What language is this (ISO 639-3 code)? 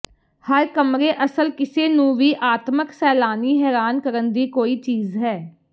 pan